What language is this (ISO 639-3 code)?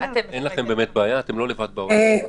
heb